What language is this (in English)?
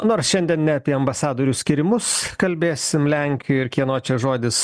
Lithuanian